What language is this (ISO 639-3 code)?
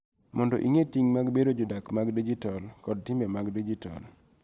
luo